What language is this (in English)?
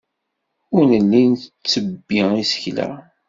Kabyle